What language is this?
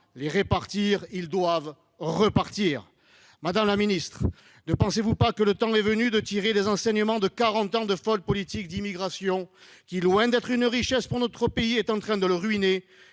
French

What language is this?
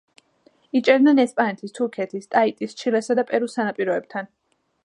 Georgian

